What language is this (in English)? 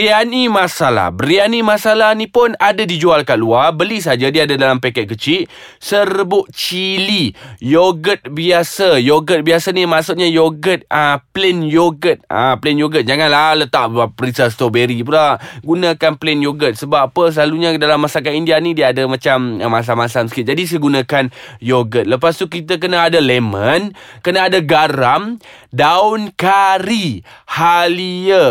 Malay